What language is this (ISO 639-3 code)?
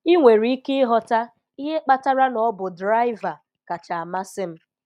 ibo